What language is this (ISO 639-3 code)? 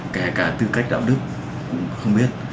vie